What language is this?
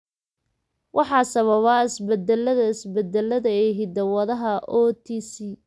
Somali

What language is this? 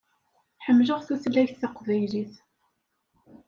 Kabyle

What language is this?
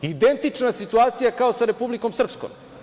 Serbian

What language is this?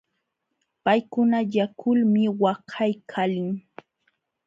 Jauja Wanca Quechua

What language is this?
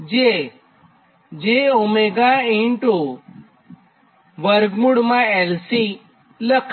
Gujarati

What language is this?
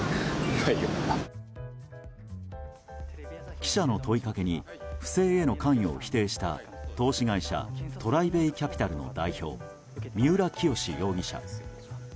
Japanese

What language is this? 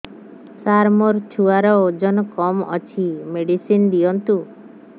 Odia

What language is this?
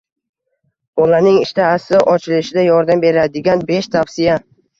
Uzbek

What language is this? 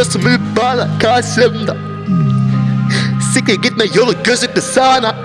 Dutch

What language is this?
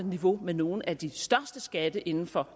Danish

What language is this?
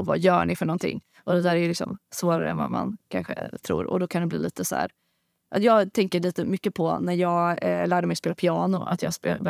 Swedish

